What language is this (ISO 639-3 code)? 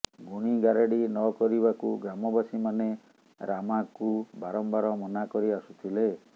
ori